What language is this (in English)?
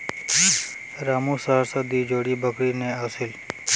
Magahi